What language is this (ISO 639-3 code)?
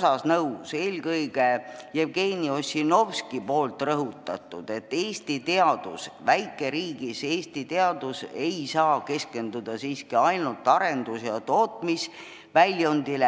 est